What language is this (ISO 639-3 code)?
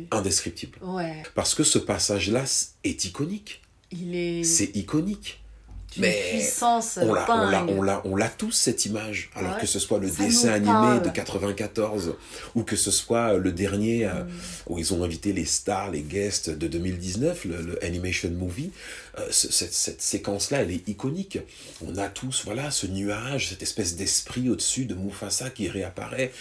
fra